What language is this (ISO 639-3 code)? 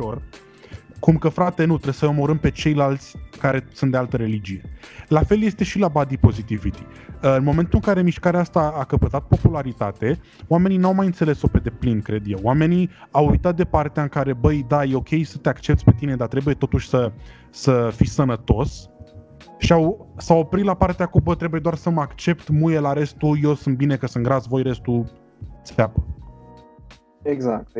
ron